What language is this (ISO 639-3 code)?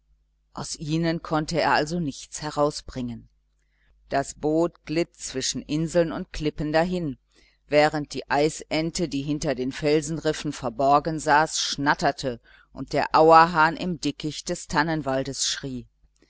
deu